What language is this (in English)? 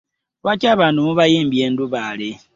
Ganda